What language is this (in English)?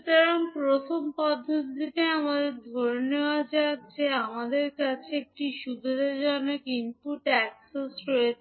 Bangla